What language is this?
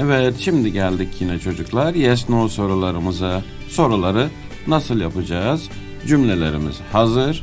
Turkish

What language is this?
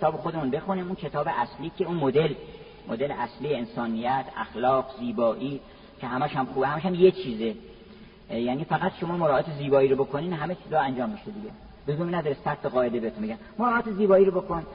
Persian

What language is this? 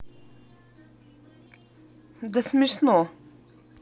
Russian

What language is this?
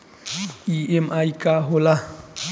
Bhojpuri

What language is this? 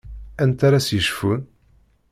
Kabyle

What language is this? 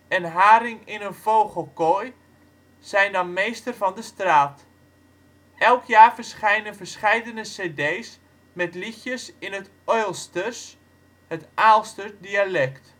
Dutch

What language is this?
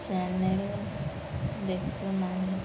Odia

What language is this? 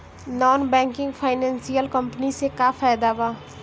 Bhojpuri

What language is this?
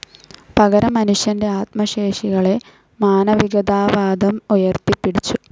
Malayalam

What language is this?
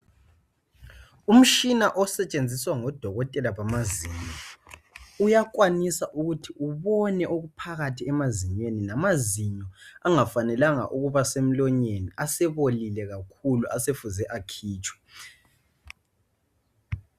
North Ndebele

